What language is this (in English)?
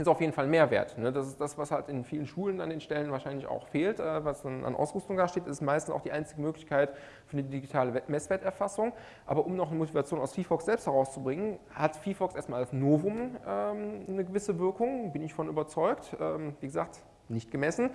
German